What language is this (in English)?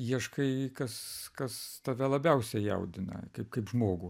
Lithuanian